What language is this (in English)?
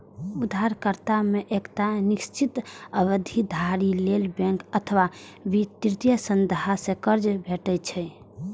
Maithili